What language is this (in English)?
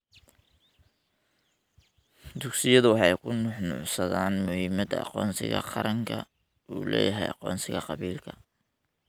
Somali